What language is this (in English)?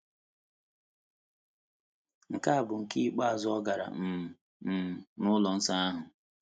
Igbo